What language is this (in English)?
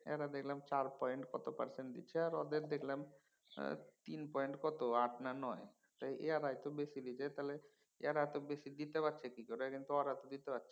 Bangla